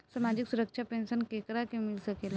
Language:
Bhojpuri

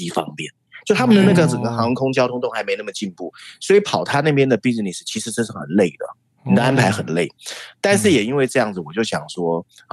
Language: Chinese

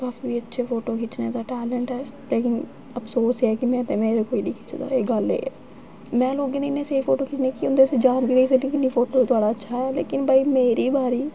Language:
Dogri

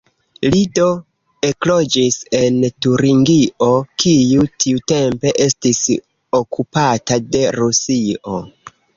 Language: Esperanto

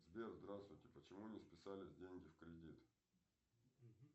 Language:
Russian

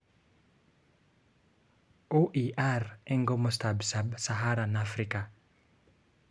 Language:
Kalenjin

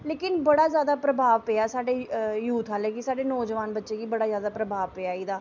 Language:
Dogri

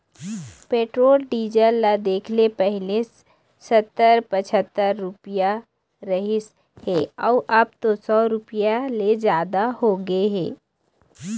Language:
Chhattisgarhi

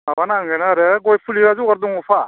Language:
Bodo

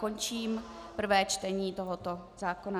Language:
Czech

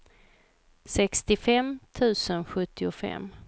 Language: Swedish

